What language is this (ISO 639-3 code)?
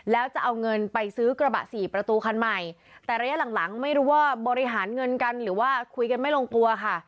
tha